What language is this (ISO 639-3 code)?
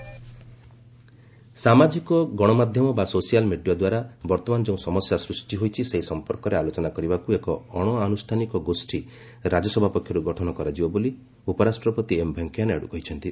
ori